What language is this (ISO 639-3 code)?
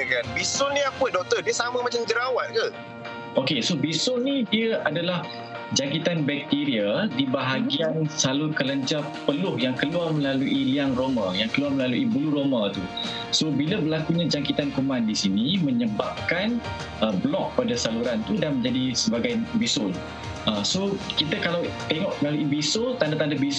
msa